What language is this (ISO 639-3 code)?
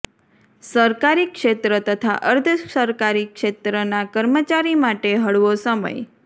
guj